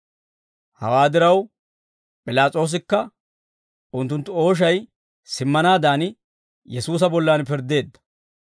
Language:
Dawro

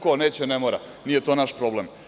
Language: Serbian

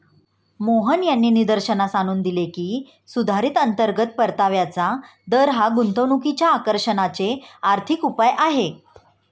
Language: Marathi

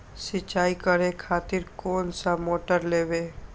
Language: Maithili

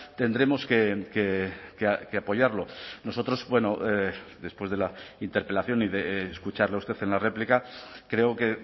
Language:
Spanish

